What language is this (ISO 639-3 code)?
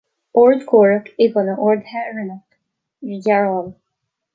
gle